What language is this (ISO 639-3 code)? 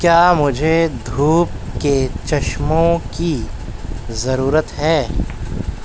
urd